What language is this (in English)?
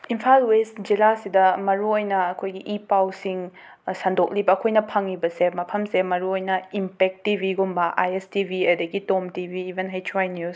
Manipuri